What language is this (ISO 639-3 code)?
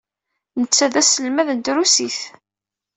kab